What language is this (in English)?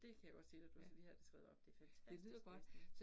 Danish